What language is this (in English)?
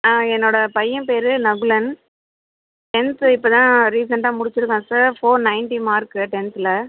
Tamil